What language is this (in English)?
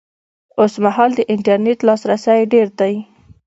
Pashto